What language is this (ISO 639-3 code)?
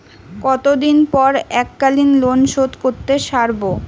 ben